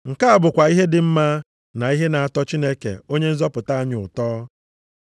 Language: Igbo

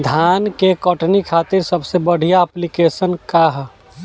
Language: Bhojpuri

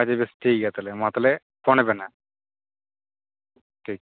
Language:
Santali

